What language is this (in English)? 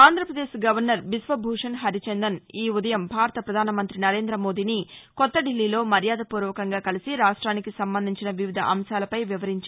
Telugu